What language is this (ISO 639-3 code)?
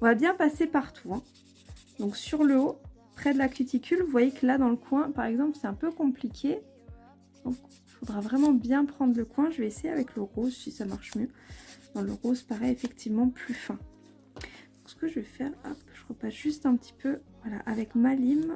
fra